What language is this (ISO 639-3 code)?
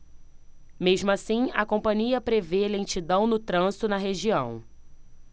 por